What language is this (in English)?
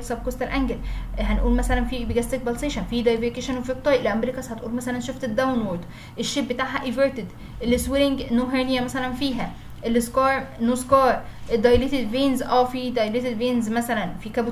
Arabic